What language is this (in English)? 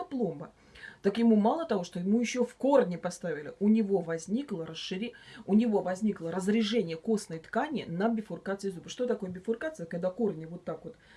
Russian